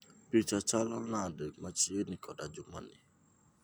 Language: Luo (Kenya and Tanzania)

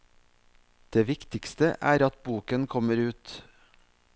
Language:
Norwegian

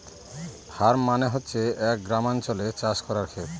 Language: Bangla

